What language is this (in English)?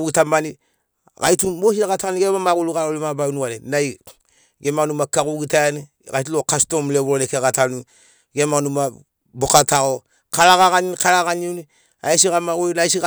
Sinaugoro